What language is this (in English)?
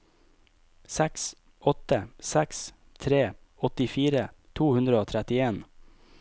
Norwegian